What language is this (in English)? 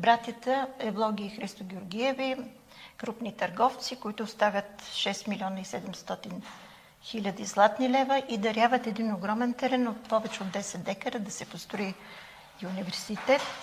Bulgarian